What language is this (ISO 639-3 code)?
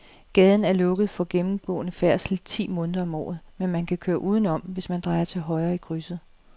dan